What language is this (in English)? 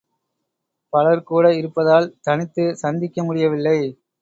Tamil